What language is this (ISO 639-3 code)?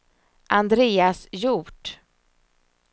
swe